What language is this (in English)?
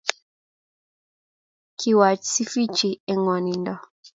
Kalenjin